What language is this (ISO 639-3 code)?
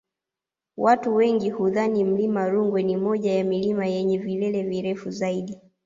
swa